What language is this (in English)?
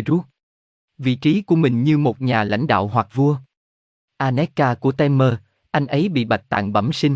Vietnamese